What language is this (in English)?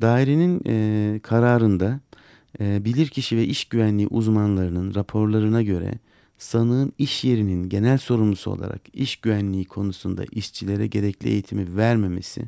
Turkish